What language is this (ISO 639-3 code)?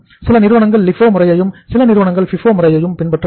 tam